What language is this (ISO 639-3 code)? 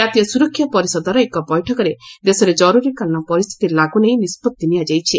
ori